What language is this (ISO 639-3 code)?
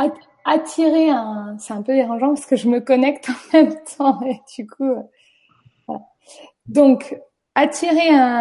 fra